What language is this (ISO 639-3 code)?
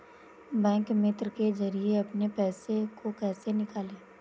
hin